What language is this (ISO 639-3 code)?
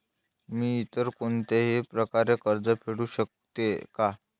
mar